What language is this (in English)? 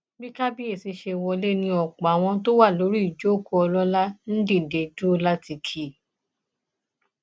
Yoruba